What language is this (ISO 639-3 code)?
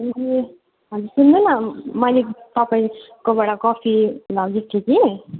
nep